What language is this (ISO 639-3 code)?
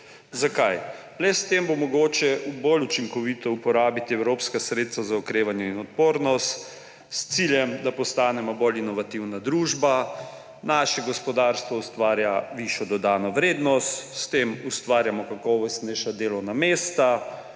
slv